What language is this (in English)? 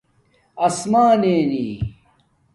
Domaaki